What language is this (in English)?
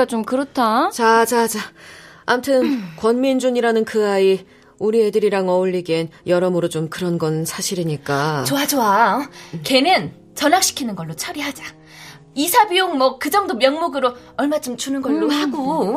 Korean